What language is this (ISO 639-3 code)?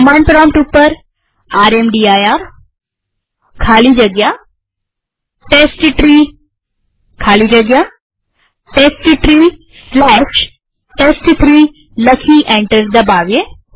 guj